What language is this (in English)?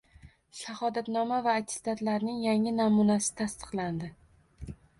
Uzbek